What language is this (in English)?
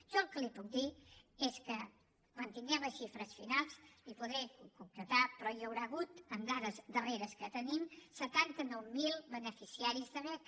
Catalan